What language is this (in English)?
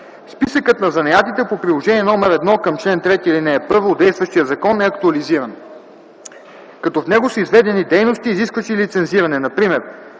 Bulgarian